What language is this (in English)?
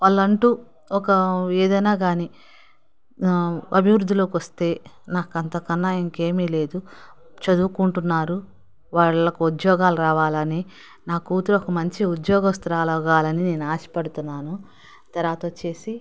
Telugu